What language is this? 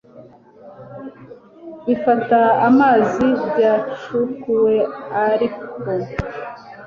Kinyarwanda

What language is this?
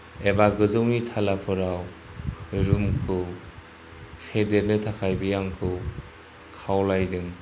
Bodo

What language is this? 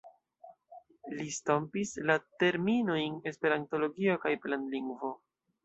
Esperanto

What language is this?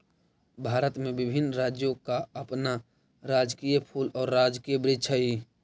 Magahi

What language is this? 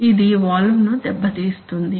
Telugu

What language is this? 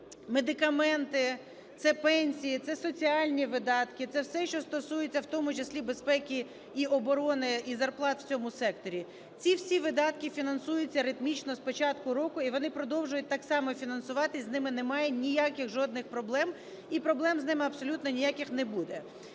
Ukrainian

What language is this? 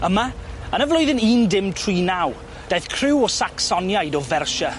Welsh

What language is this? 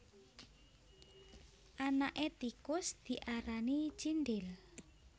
Javanese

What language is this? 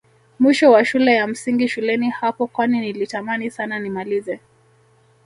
Swahili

